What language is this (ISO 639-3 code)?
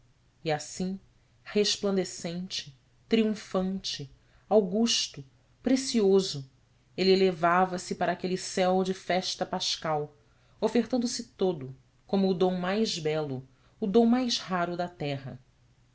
por